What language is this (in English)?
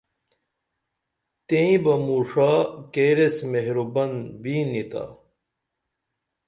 Dameli